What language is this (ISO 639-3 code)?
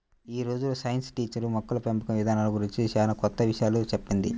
tel